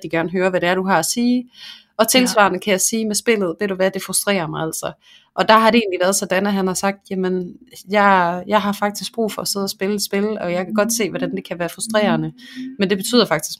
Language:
Danish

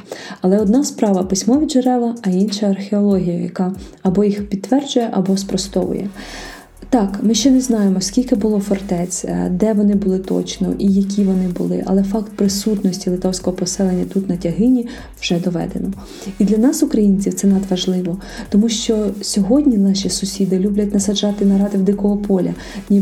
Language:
Ukrainian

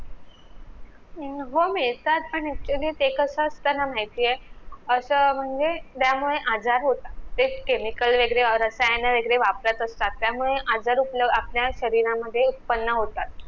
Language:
Marathi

